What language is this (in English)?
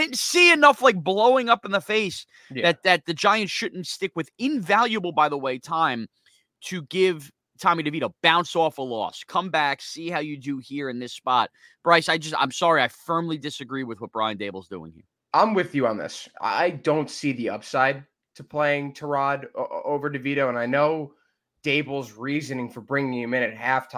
English